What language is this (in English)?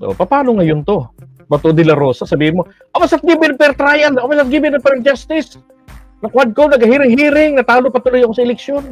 Filipino